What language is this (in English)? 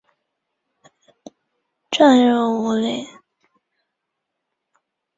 Chinese